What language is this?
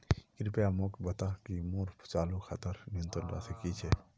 Magahi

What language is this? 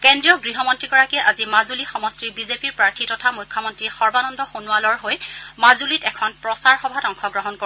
Assamese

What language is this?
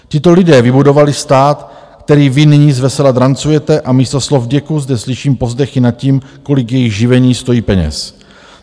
Czech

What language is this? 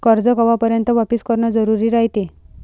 Marathi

